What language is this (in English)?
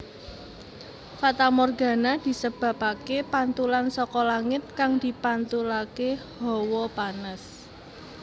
Javanese